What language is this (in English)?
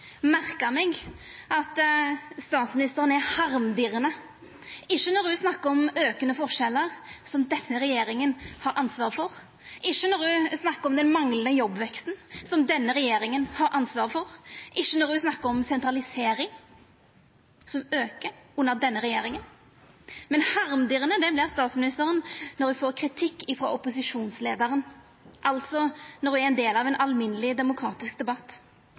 Norwegian Nynorsk